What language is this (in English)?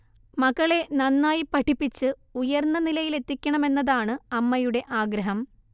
Malayalam